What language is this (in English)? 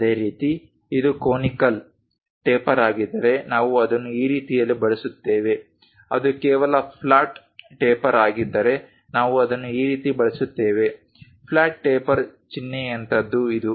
Kannada